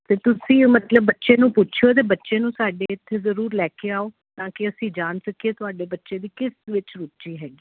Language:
Punjabi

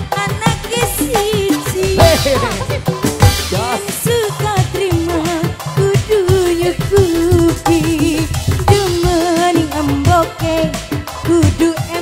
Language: Indonesian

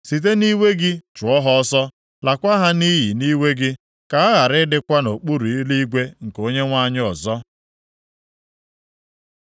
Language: Igbo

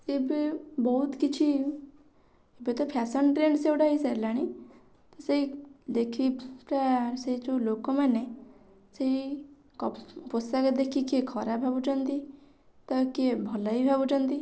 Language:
Odia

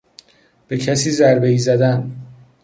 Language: Persian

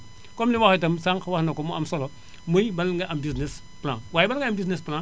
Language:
Wolof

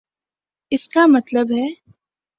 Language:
Urdu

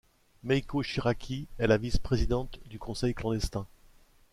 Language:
French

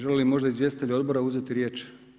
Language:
Croatian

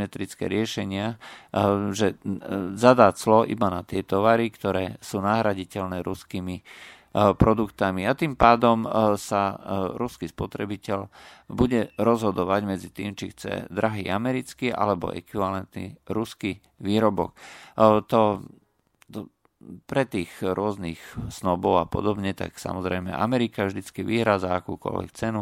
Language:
Slovak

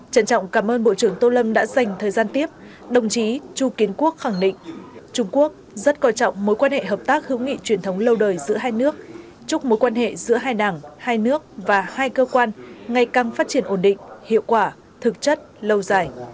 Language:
Vietnamese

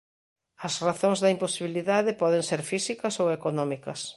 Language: Galician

